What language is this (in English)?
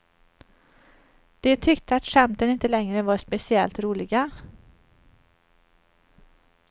Swedish